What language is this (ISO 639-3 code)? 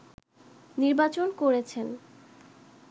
ben